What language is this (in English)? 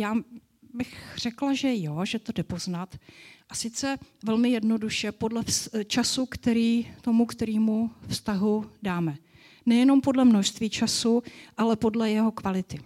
Czech